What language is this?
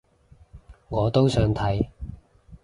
Cantonese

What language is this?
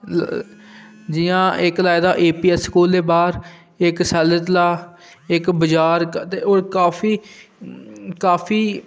Dogri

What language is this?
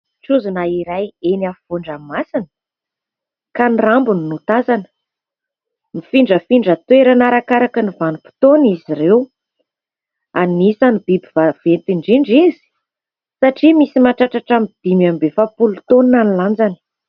Malagasy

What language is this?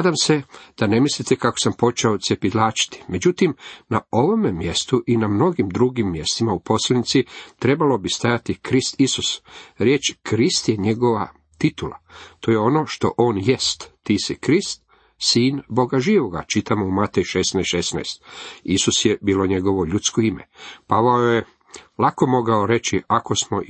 Croatian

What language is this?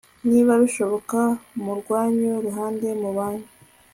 Kinyarwanda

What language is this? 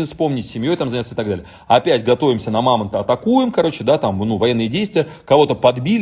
Russian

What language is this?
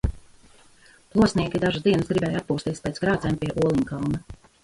Latvian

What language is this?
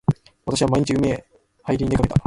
Japanese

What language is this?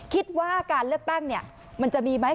Thai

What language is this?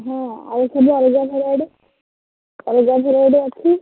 Odia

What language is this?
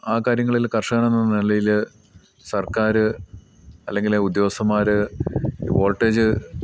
Malayalam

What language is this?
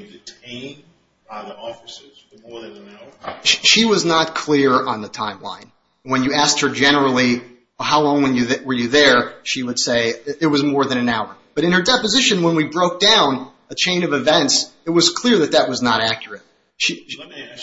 English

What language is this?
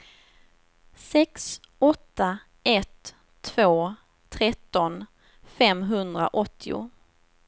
Swedish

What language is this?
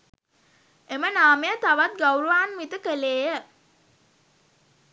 Sinhala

